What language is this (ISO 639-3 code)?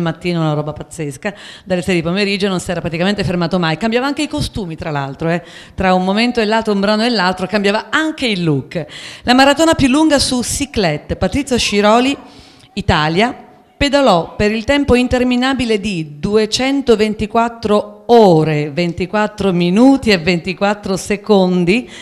ita